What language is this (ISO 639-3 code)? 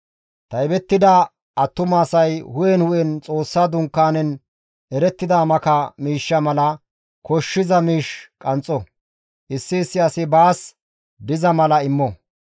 gmv